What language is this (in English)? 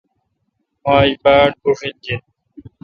Kalkoti